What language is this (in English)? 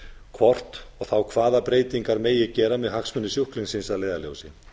Icelandic